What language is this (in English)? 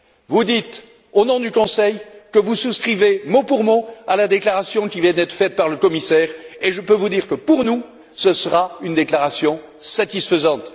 French